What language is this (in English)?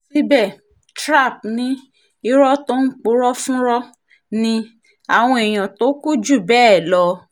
Yoruba